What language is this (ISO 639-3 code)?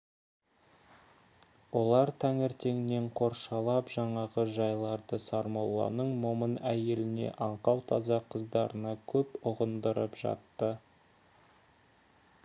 kaz